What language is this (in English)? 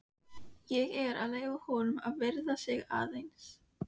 Icelandic